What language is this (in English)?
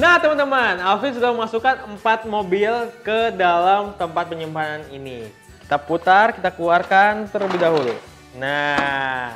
Indonesian